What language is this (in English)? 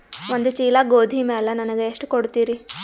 Kannada